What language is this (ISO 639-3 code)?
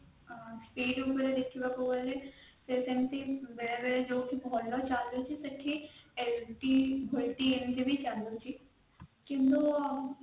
ori